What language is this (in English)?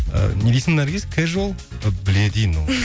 Kazakh